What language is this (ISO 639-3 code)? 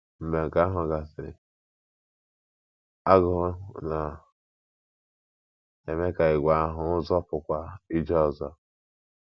ibo